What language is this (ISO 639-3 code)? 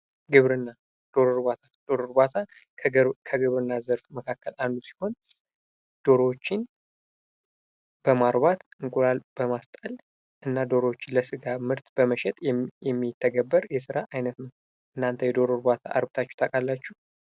amh